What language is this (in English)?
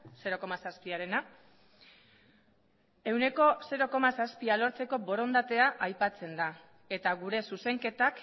Basque